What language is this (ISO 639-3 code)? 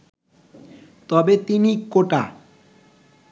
ben